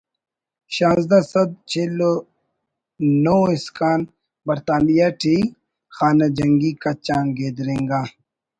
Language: Brahui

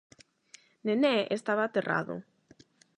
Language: Galician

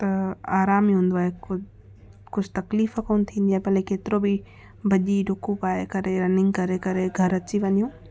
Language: Sindhi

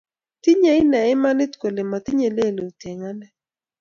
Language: Kalenjin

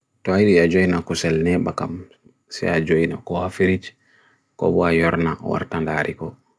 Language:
Bagirmi Fulfulde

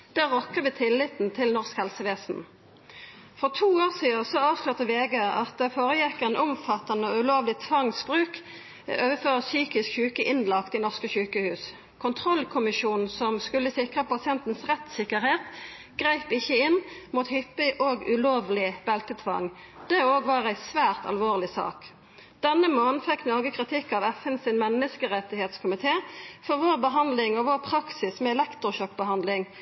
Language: Norwegian Nynorsk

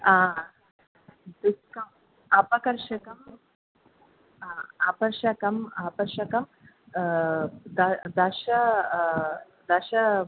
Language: Sanskrit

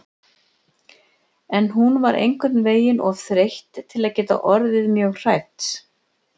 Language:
Icelandic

